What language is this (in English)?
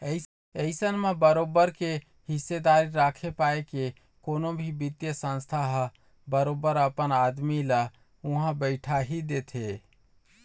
Chhattisgarhi